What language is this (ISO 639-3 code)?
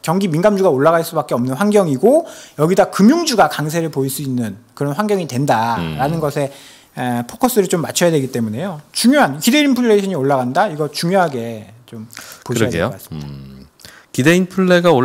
kor